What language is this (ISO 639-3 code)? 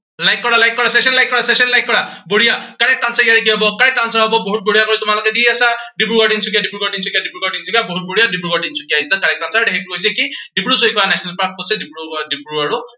asm